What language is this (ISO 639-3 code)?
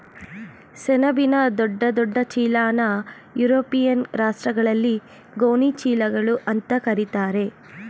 kan